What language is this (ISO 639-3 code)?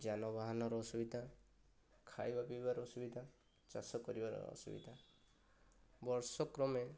ori